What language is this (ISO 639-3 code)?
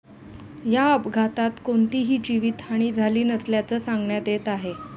mar